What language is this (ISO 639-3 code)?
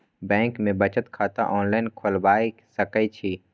mai